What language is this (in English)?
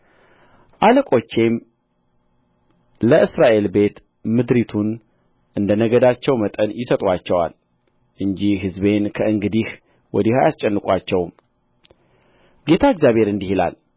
Amharic